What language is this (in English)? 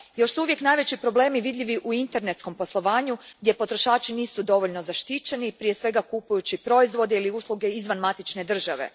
Croatian